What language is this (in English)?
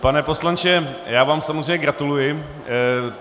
Czech